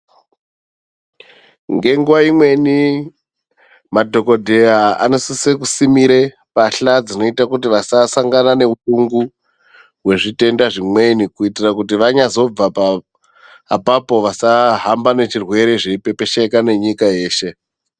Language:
Ndau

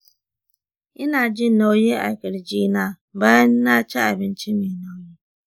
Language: Hausa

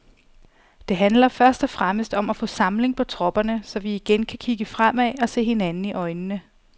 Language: Danish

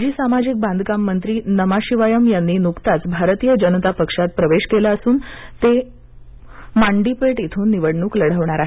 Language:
Marathi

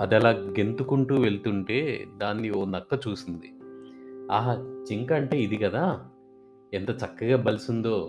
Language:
Telugu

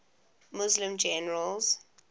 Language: English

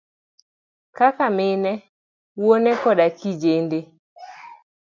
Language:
Luo (Kenya and Tanzania)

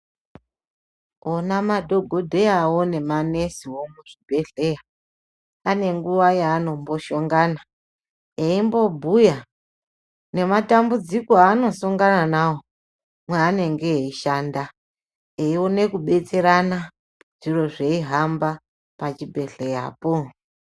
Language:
Ndau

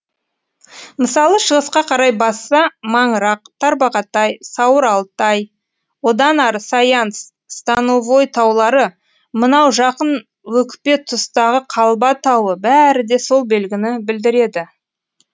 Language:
Kazakh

